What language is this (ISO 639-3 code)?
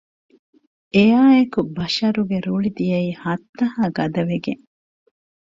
div